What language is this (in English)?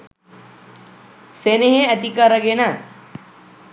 Sinhala